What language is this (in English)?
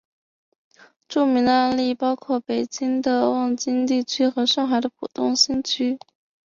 Chinese